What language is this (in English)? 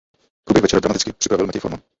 Czech